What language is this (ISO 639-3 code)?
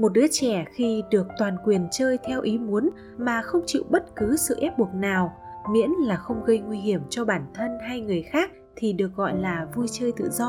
vie